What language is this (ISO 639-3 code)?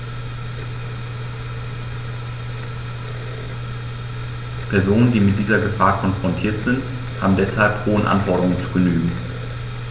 deu